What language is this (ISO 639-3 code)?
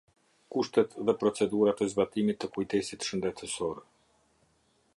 sqi